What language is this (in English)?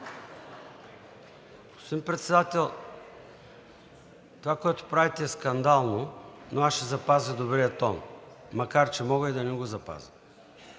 Bulgarian